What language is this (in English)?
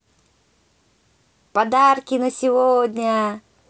Russian